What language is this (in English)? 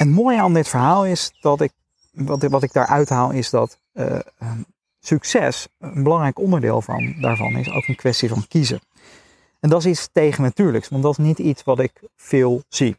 Dutch